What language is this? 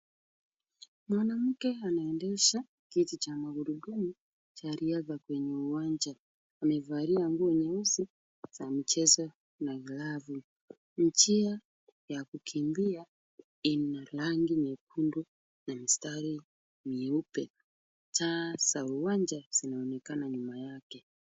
Swahili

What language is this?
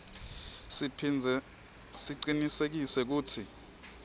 Swati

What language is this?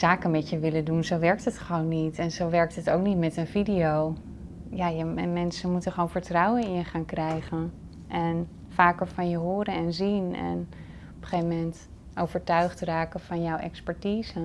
Dutch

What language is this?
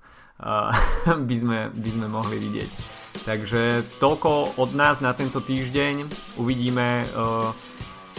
Slovak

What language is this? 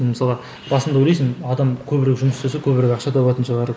Kazakh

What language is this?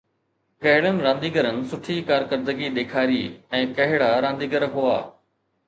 Sindhi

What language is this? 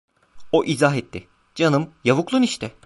Turkish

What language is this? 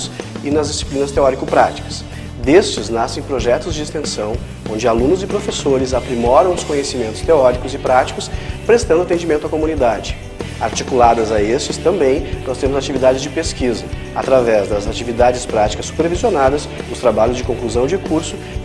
Portuguese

